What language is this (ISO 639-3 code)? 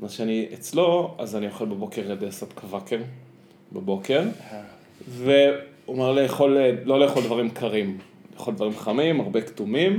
heb